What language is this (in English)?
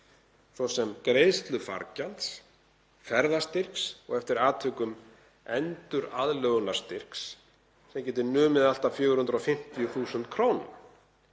Icelandic